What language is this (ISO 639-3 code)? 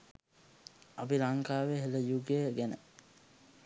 sin